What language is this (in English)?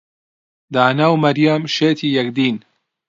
Central Kurdish